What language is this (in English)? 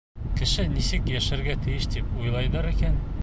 Bashkir